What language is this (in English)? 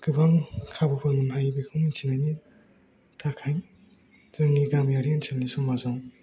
Bodo